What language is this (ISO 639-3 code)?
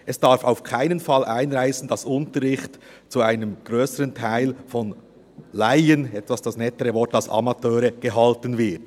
gsw